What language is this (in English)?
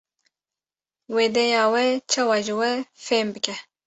Kurdish